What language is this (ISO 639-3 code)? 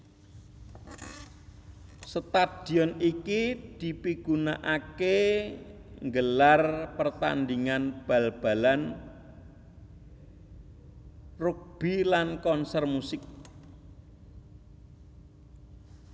jav